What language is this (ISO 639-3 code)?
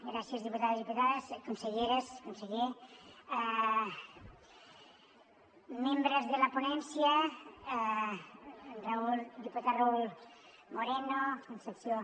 cat